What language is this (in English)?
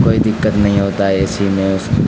Urdu